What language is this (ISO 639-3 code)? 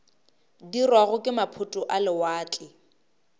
nso